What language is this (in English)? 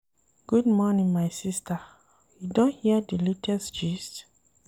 Nigerian Pidgin